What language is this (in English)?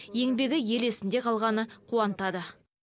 Kazakh